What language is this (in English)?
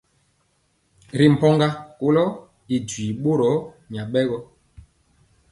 Mpiemo